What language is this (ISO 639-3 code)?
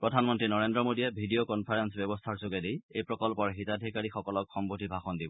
asm